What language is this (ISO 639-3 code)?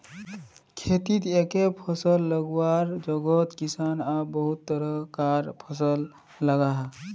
mag